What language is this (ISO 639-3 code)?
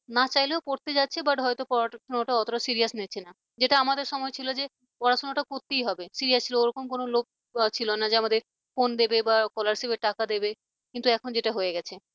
ben